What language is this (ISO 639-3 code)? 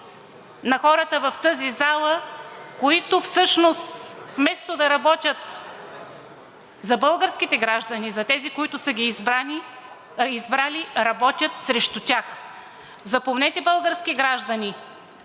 bul